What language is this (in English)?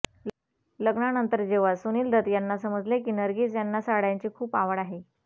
Marathi